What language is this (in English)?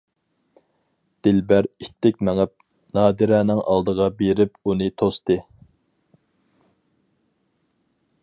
Uyghur